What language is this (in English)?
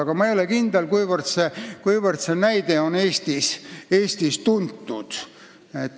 Estonian